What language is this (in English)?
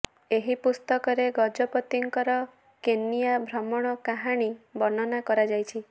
Odia